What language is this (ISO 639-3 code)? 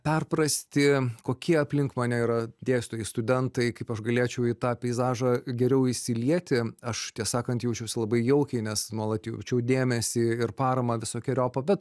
lit